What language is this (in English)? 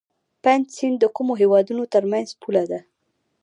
Pashto